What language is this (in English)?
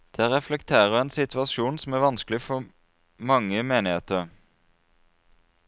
Norwegian